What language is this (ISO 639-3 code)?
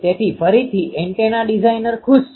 guj